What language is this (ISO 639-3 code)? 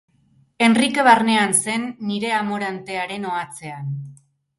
eus